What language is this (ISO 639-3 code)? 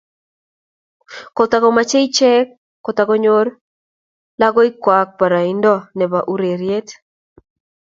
kln